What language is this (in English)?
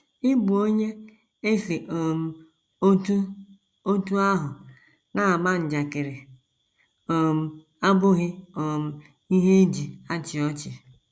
Igbo